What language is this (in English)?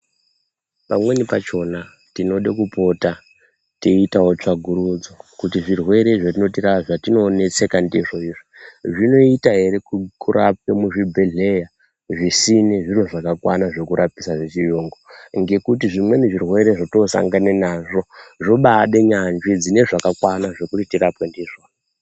Ndau